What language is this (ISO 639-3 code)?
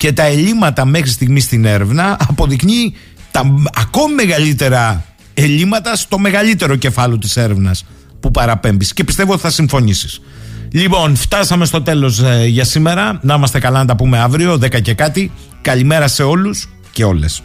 ell